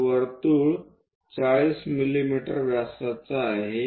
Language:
Marathi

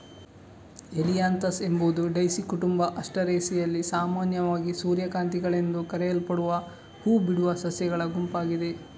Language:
Kannada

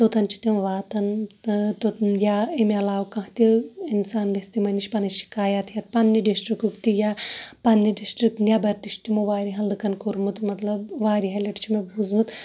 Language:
Kashmiri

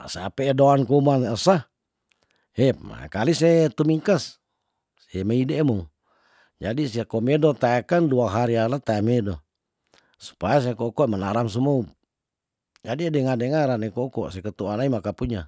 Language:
Tondano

